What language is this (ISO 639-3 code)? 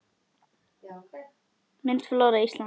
isl